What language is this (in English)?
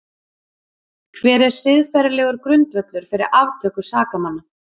Icelandic